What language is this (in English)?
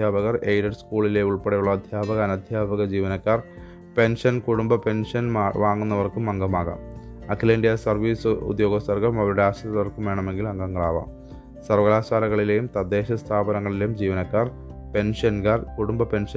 Malayalam